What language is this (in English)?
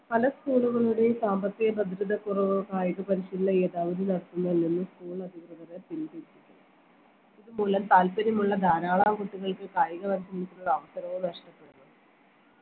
Malayalam